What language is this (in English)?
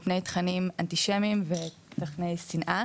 Hebrew